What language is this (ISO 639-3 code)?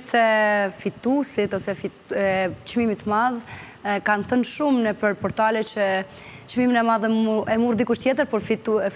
ron